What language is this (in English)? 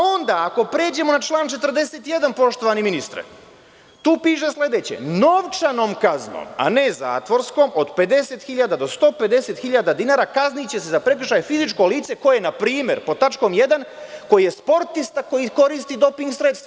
Serbian